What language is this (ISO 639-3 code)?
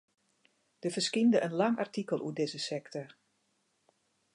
fry